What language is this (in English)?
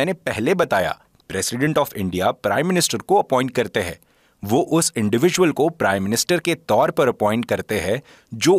Hindi